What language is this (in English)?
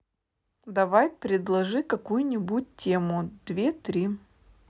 Russian